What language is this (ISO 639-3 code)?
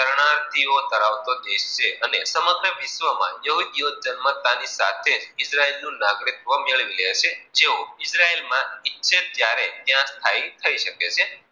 guj